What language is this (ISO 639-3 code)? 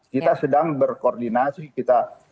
ind